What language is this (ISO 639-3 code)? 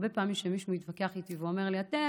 heb